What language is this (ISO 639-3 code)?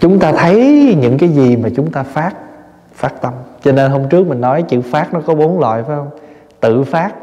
vie